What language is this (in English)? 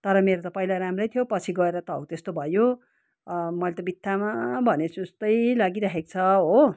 Nepali